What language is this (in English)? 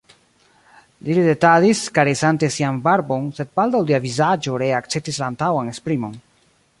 Esperanto